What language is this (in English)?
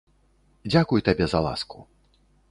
Belarusian